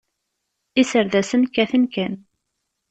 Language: Kabyle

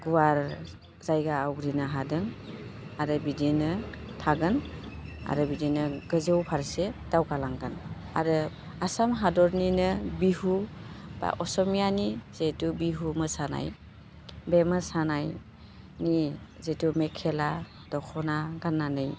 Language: Bodo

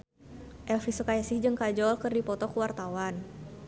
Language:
Sundanese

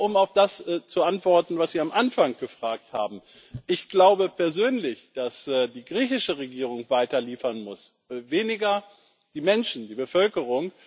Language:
German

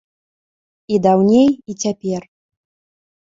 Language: Belarusian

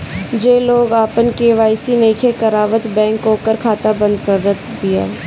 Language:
Bhojpuri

